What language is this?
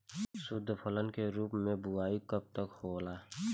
Bhojpuri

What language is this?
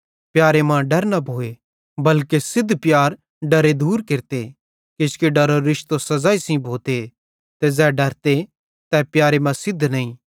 Bhadrawahi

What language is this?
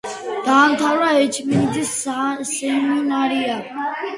Georgian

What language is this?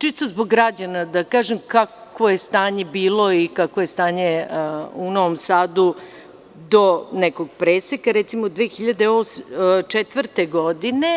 Serbian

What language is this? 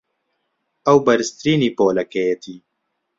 Central Kurdish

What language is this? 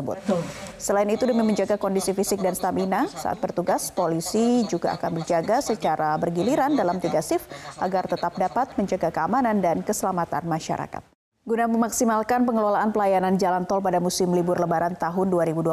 Indonesian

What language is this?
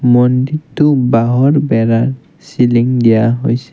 Assamese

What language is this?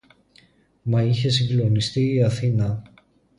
Greek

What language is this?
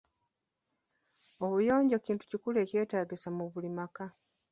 Ganda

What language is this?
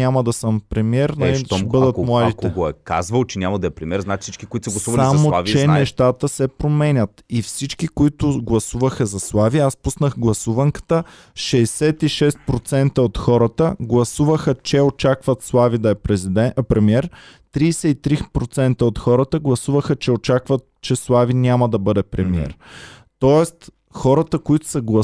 Bulgarian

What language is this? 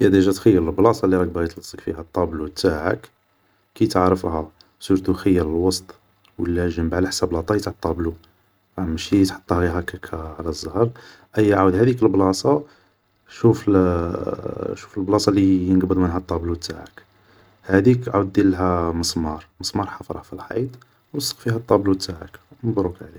Algerian Arabic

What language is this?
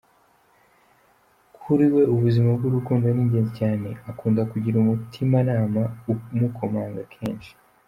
Kinyarwanda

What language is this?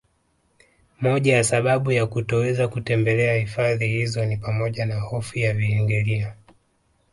Swahili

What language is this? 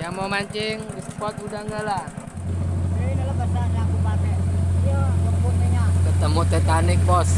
Indonesian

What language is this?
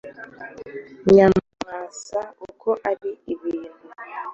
Kinyarwanda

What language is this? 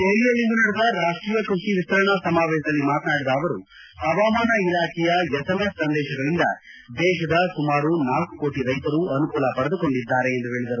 Kannada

